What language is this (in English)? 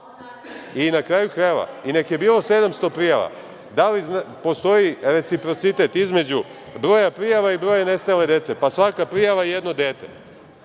Serbian